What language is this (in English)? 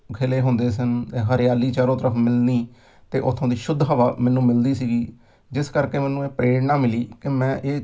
Punjabi